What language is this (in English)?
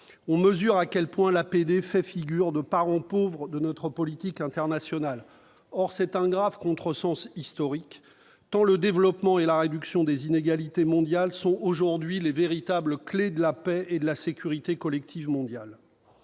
French